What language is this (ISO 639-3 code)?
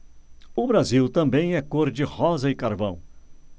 por